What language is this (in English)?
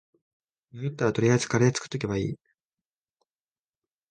Japanese